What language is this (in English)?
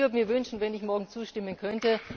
German